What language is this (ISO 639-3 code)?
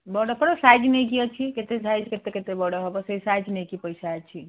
ori